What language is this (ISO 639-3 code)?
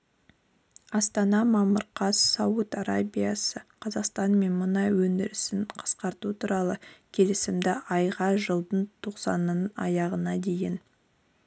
kaz